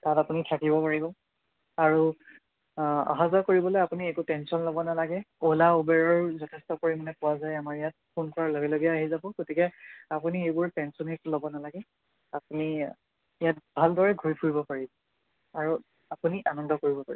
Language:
Assamese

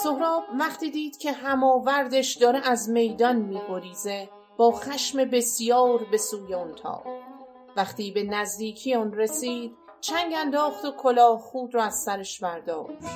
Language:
Persian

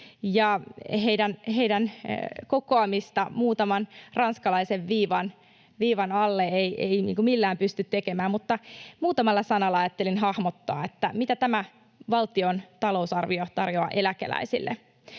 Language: Finnish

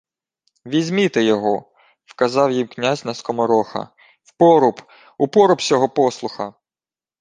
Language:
Ukrainian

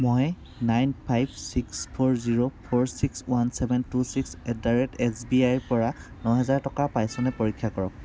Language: Assamese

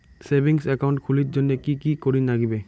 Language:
Bangla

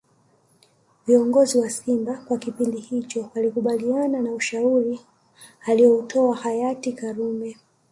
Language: Swahili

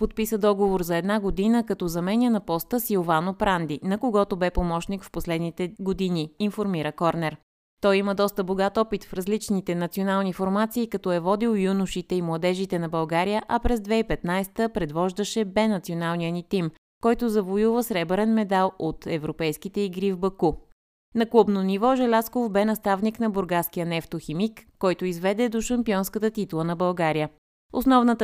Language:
Bulgarian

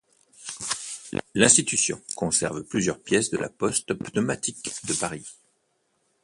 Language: French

